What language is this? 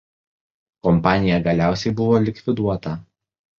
Lithuanian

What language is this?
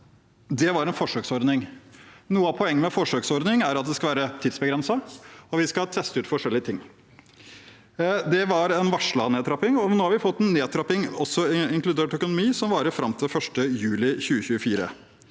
Norwegian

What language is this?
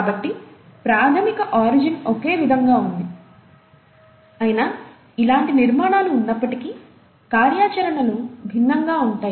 Telugu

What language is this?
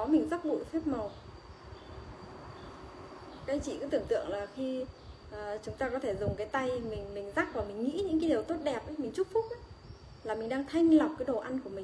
Vietnamese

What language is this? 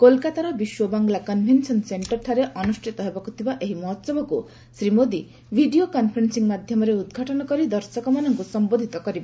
Odia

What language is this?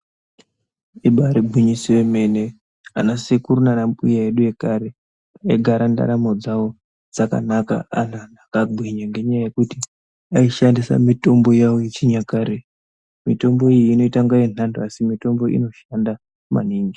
Ndau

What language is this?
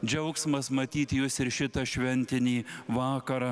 Lithuanian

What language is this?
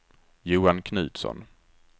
Swedish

